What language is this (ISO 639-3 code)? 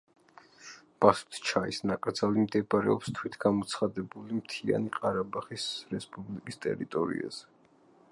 kat